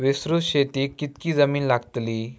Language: Marathi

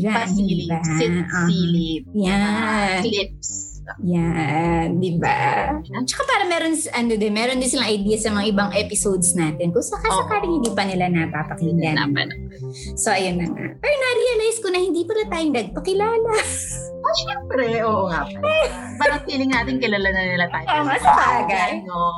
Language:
Filipino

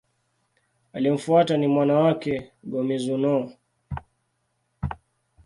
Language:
Swahili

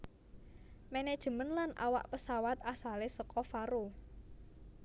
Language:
Javanese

